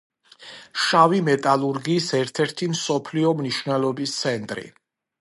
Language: Georgian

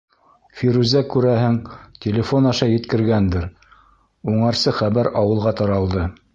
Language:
Bashkir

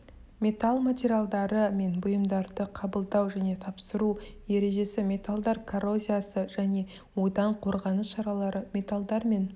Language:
Kazakh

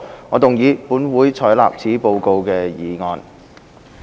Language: Cantonese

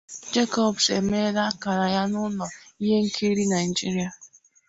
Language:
Igbo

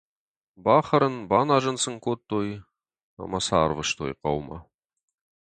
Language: Ossetic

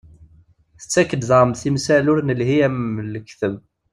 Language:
Kabyle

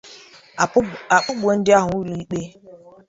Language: Igbo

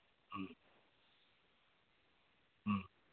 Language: Manipuri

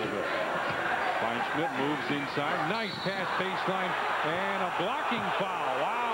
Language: English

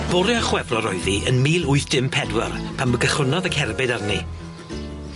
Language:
Welsh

